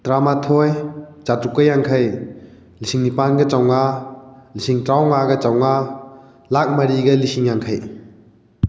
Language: Manipuri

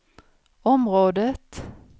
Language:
Swedish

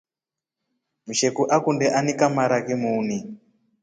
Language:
Rombo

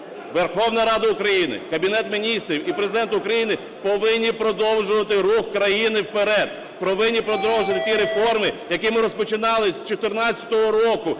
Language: Ukrainian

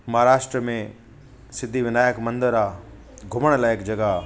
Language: Sindhi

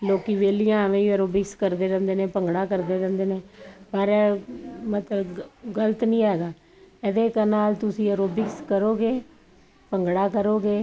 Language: Punjabi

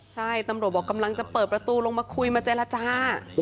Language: Thai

